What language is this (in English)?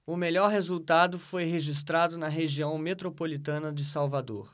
Portuguese